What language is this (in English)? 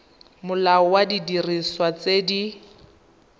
Tswana